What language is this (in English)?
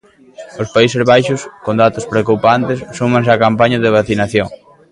Galician